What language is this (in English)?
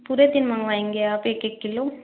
Hindi